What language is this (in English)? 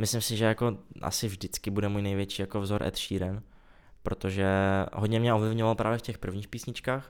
Czech